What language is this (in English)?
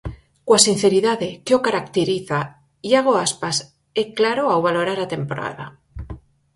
Galician